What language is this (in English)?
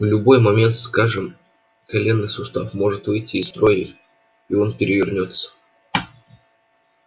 Russian